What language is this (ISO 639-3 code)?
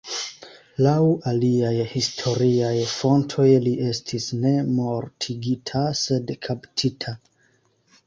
epo